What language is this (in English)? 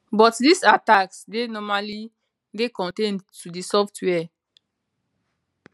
Nigerian Pidgin